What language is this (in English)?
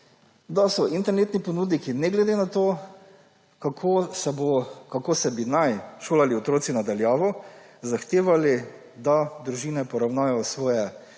Slovenian